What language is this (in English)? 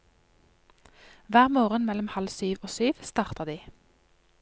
Norwegian